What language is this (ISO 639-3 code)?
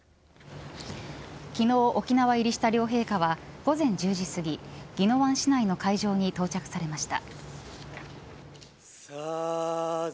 jpn